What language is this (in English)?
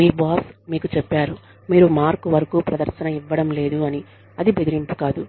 Telugu